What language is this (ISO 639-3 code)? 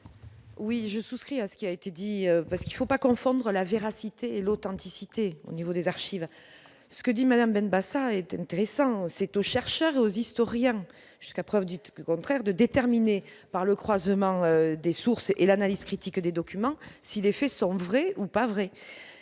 fra